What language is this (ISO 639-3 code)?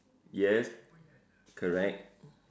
eng